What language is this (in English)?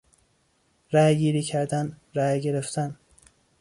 Persian